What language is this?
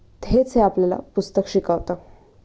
Marathi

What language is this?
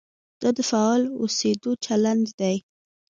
Pashto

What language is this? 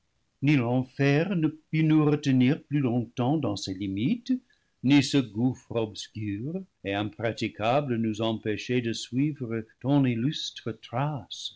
French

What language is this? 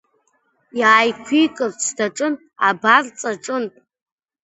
Abkhazian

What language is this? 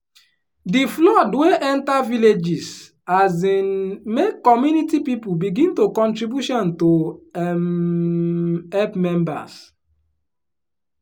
Nigerian Pidgin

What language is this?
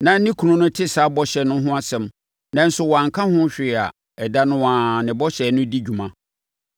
Akan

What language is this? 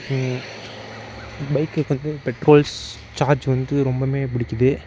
Tamil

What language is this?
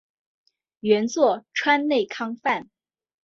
Chinese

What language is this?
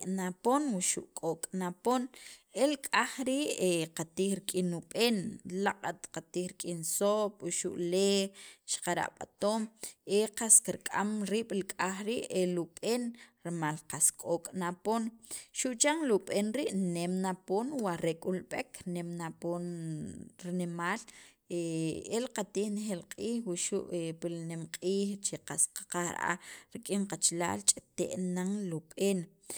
Sacapulteco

